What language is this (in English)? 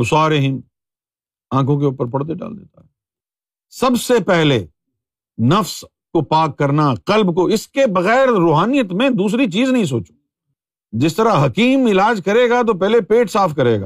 Urdu